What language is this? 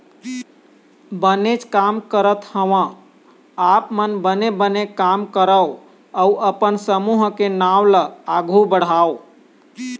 Chhattisgarhi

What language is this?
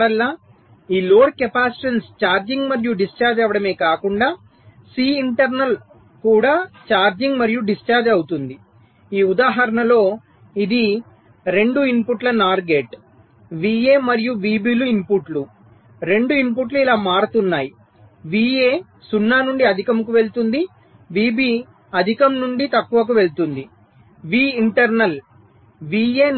Telugu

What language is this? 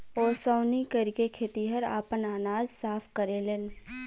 Bhojpuri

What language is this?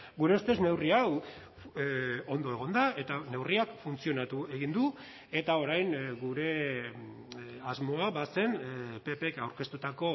Basque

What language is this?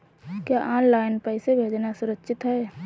Hindi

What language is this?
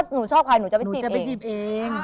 Thai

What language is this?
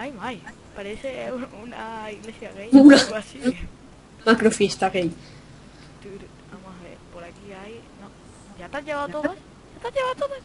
Spanish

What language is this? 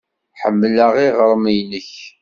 Kabyle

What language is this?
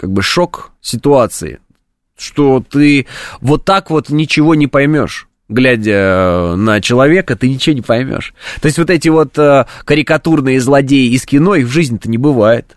Russian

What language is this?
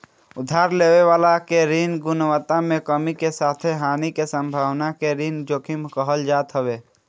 Bhojpuri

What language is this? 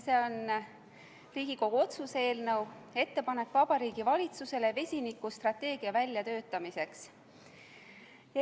Estonian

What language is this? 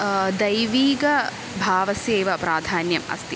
Sanskrit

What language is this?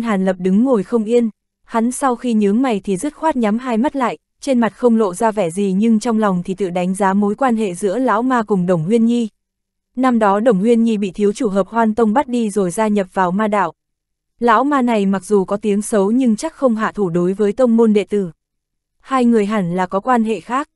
Vietnamese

